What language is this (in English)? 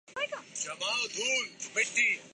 Urdu